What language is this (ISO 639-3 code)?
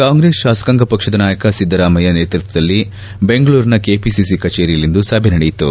kan